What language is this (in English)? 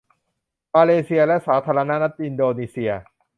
Thai